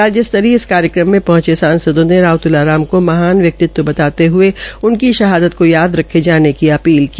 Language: Hindi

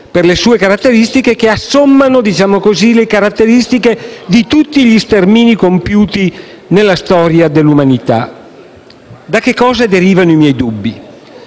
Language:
Italian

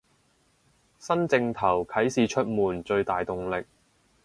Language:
Cantonese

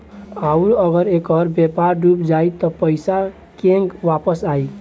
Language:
Bhojpuri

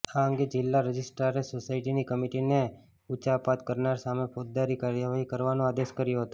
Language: Gujarati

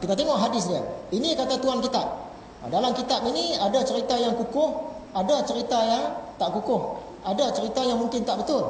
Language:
Malay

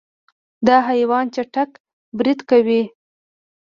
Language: Pashto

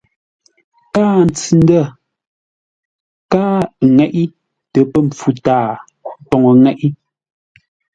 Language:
Ngombale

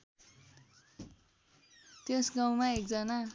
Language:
Nepali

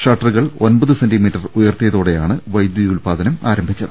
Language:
Malayalam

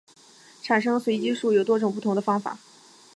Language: Chinese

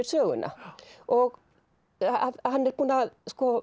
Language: Icelandic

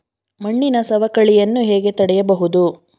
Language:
Kannada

